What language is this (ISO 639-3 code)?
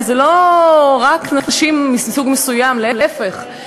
heb